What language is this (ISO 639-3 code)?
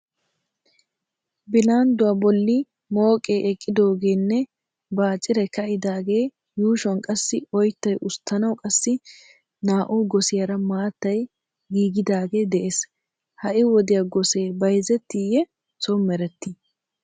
wal